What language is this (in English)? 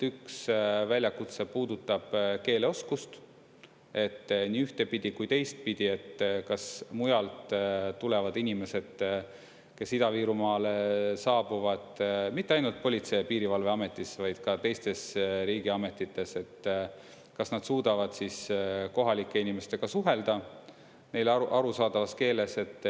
Estonian